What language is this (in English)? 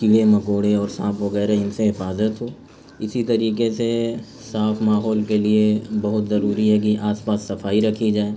Urdu